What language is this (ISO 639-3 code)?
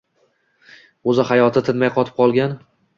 uzb